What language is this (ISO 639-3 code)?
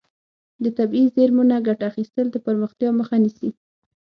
pus